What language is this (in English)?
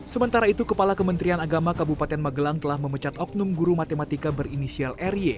Indonesian